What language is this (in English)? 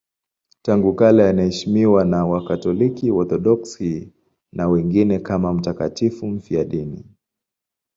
Swahili